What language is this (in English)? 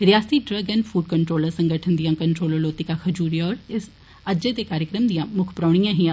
Dogri